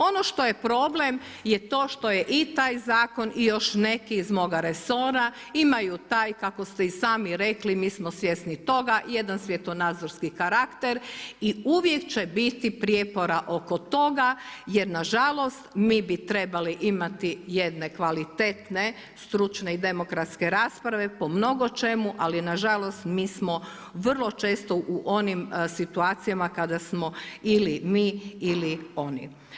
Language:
Croatian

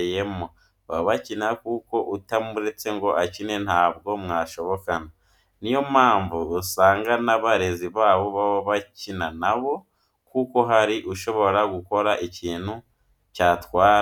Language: Kinyarwanda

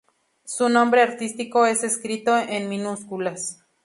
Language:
Spanish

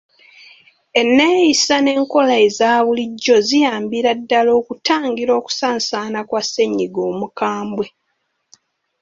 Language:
Ganda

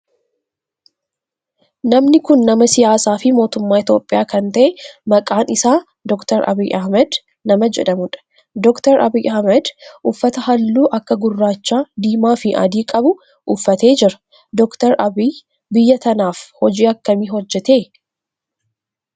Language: Oromo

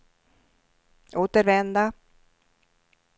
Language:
Swedish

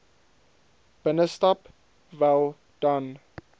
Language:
Afrikaans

